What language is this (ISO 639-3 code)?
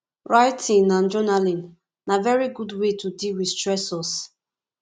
pcm